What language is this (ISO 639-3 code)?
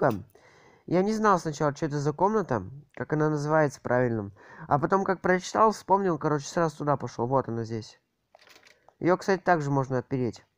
rus